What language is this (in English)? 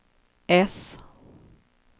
Swedish